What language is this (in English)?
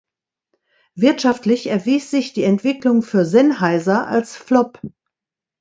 German